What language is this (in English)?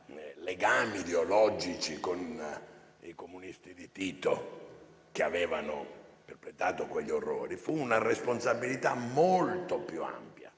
Italian